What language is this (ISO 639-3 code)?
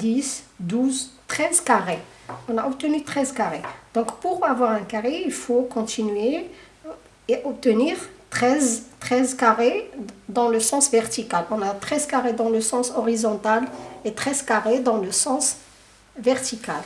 fra